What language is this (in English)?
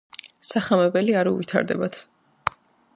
Georgian